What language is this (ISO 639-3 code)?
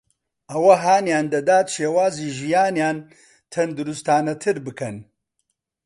ckb